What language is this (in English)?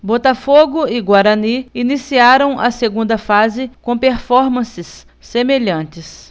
Portuguese